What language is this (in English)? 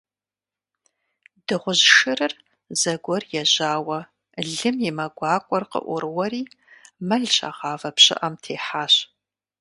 Kabardian